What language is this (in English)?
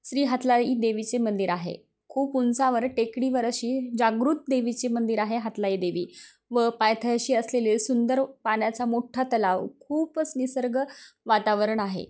Marathi